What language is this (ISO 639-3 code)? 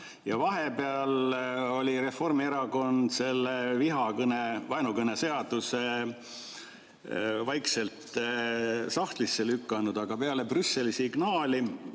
est